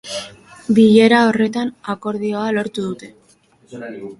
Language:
Basque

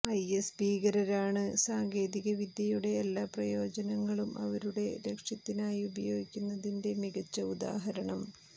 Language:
Malayalam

